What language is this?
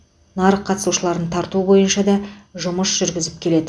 Kazakh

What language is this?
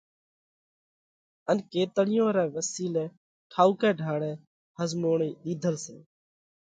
Parkari Koli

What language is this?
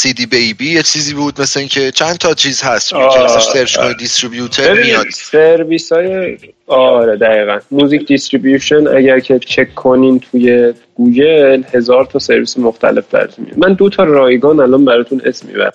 Persian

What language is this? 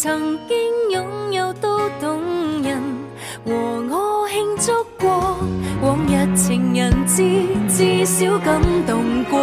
Chinese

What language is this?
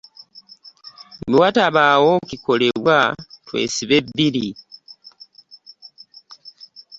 Ganda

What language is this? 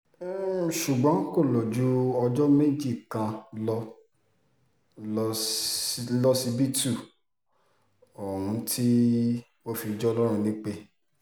Yoruba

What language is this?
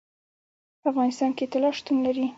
Pashto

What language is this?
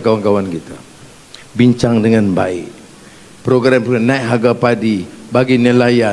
Malay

